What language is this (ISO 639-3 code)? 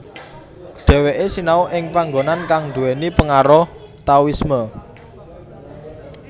jav